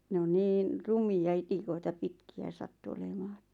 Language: Finnish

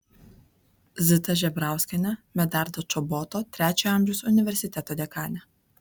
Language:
Lithuanian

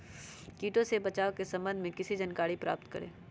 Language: Magahi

